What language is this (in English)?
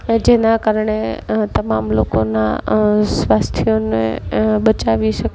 Gujarati